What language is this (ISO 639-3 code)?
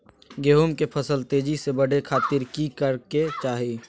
mag